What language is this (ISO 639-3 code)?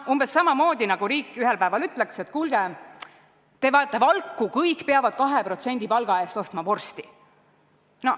est